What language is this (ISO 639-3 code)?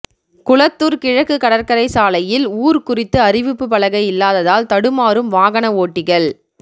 tam